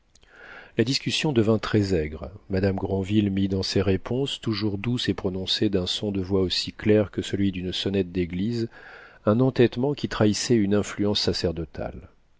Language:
French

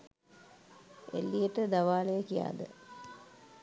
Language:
Sinhala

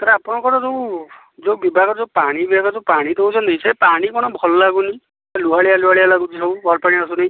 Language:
Odia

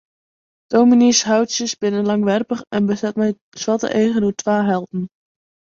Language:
Western Frisian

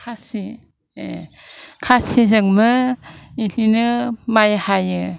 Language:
Bodo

